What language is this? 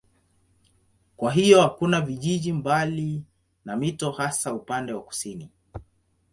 Swahili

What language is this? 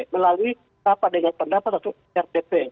Indonesian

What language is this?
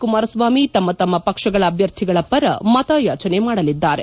Kannada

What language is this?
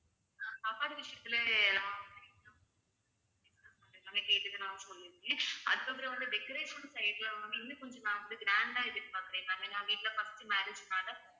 Tamil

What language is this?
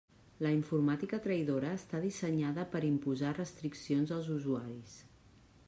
Catalan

